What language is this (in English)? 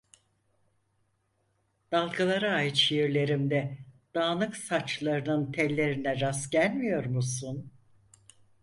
Turkish